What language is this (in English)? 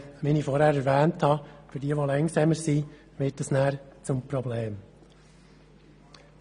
Swiss German